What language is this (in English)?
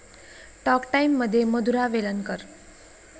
Marathi